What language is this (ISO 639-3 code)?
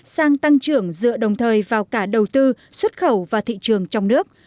vie